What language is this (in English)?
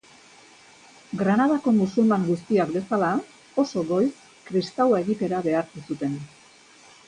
Basque